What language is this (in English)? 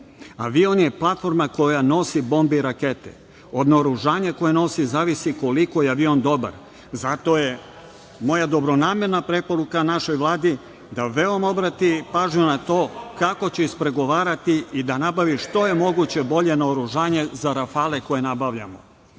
Serbian